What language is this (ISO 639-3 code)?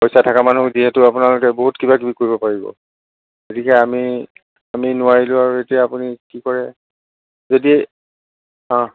asm